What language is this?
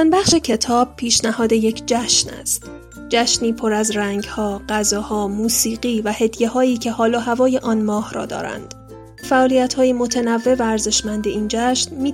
Persian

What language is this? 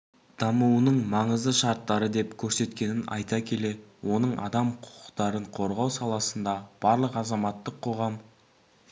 Kazakh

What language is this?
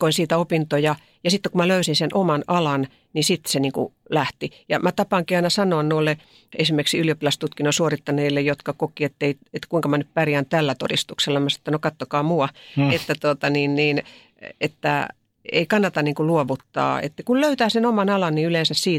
Finnish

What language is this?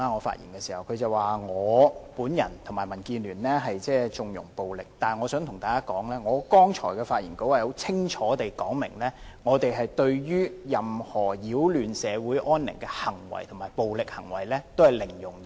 Cantonese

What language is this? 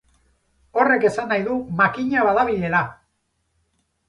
Basque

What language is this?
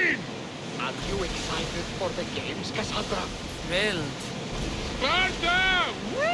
Polish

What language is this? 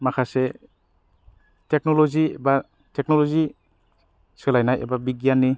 Bodo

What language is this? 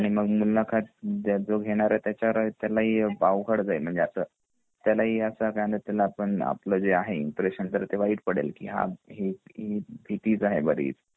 Marathi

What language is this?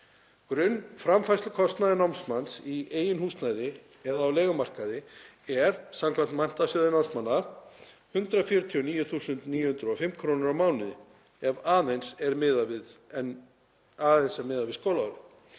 Icelandic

